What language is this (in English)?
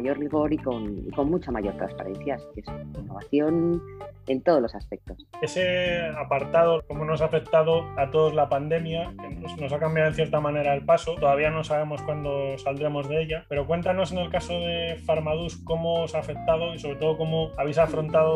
Spanish